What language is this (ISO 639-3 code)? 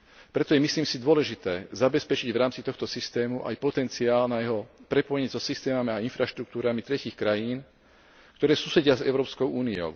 slk